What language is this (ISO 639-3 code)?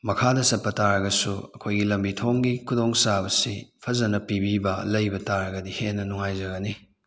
mni